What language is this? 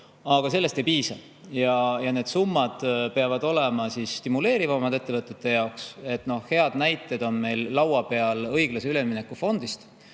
Estonian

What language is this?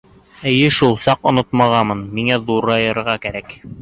Bashkir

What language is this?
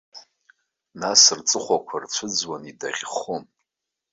Abkhazian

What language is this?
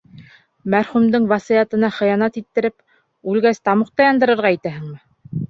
Bashkir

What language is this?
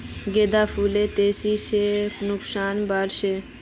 Magahi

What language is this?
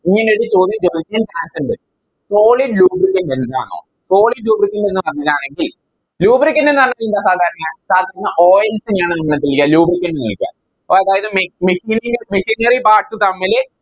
Malayalam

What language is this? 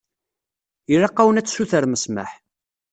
Kabyle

